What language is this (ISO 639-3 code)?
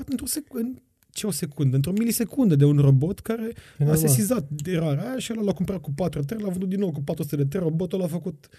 ron